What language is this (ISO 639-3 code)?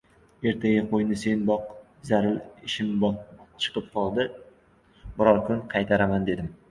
uzb